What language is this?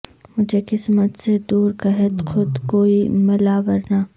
Urdu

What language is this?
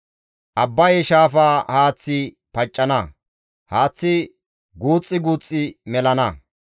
Gamo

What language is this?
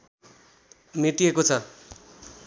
Nepali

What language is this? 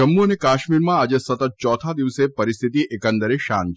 Gujarati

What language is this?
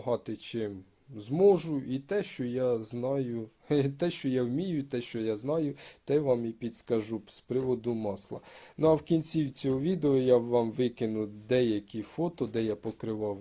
Ukrainian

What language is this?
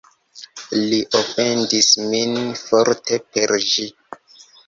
Esperanto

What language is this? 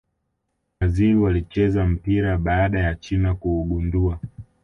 Swahili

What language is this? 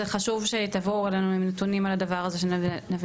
Hebrew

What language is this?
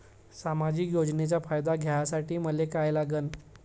Marathi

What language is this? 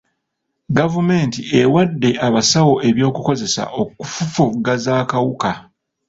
Ganda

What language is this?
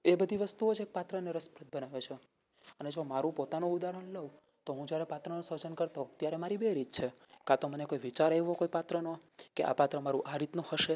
Gujarati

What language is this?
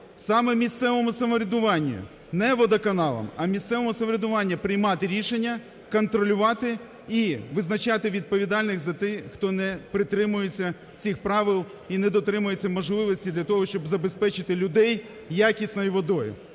Ukrainian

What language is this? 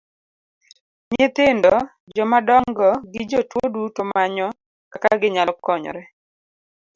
Luo (Kenya and Tanzania)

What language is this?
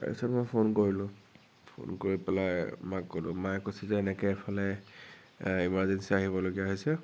Assamese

